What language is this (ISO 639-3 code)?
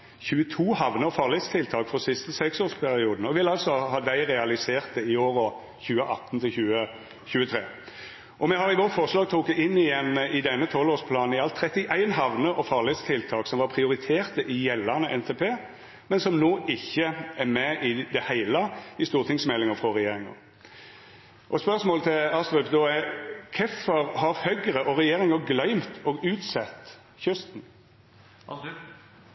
nno